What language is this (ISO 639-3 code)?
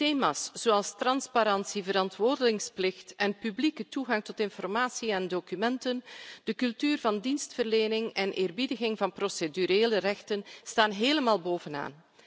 nld